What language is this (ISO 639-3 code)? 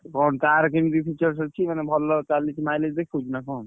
ori